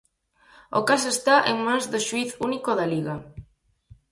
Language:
Galician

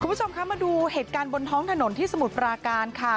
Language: Thai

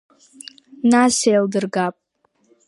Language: Abkhazian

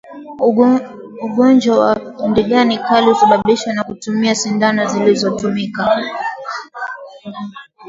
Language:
Swahili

